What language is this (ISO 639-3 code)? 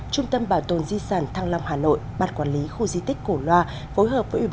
vie